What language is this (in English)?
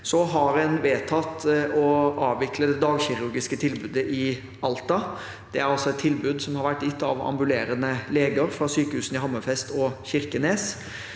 Norwegian